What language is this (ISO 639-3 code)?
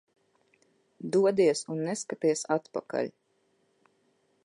lav